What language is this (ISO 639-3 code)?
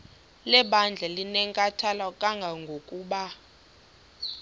xho